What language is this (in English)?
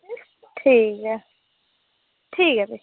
Dogri